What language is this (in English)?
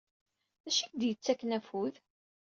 Kabyle